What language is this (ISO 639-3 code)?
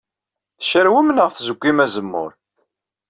kab